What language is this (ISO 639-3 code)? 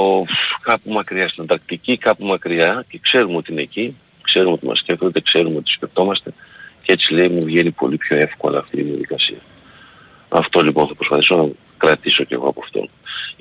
ell